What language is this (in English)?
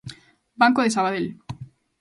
Galician